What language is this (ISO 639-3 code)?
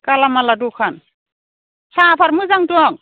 brx